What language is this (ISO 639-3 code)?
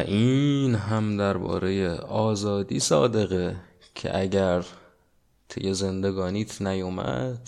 fas